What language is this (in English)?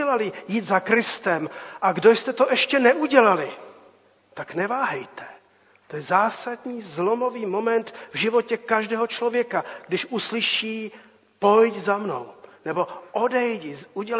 Czech